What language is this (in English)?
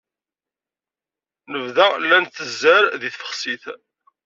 Kabyle